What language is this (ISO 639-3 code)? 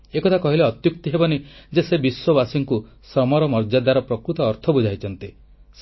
ori